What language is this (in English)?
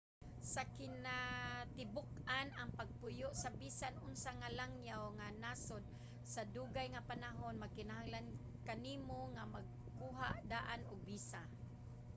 Cebuano